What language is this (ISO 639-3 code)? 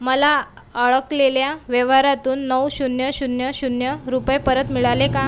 mar